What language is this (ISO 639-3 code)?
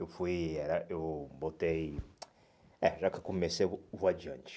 por